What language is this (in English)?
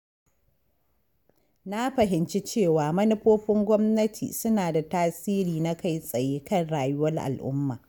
Hausa